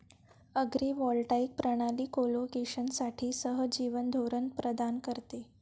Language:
Marathi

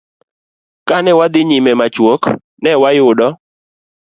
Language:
Luo (Kenya and Tanzania)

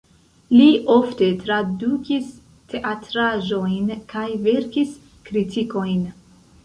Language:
Esperanto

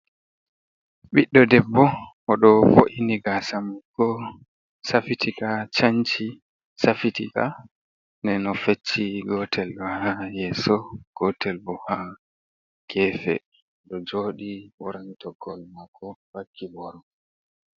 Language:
Fula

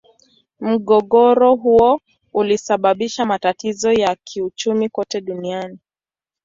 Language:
Swahili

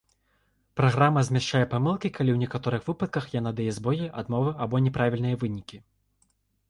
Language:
Belarusian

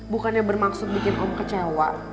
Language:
Indonesian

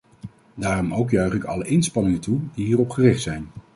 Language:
Dutch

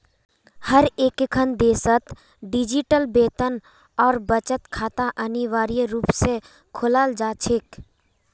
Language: Magahi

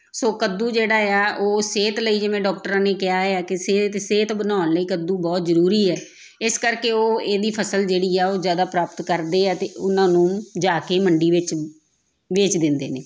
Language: Punjabi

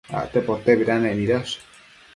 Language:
Matsés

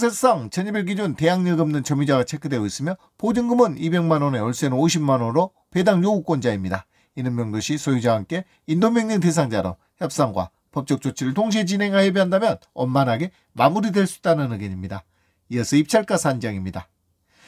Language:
Korean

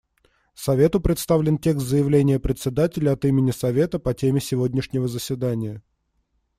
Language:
Russian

